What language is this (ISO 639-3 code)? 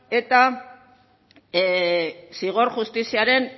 eus